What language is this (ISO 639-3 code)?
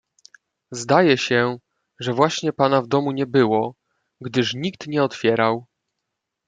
pol